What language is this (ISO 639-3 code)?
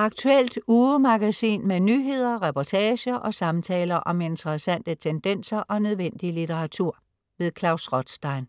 dan